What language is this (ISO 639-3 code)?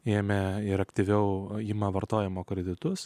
lit